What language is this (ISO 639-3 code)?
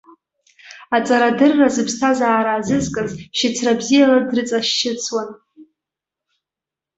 abk